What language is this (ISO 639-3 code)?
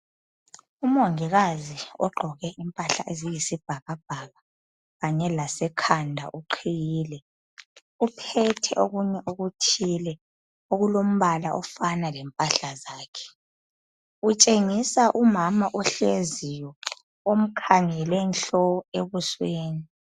nde